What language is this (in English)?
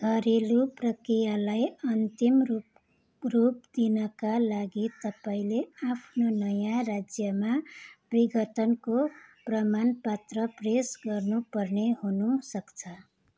Nepali